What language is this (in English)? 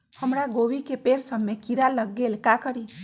Magahi